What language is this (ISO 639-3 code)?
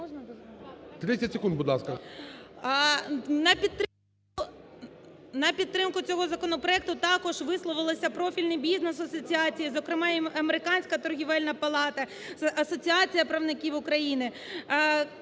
ukr